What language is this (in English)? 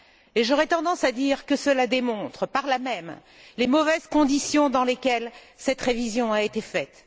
French